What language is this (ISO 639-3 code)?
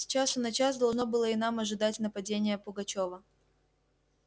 rus